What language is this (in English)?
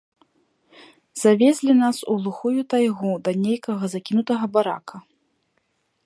Belarusian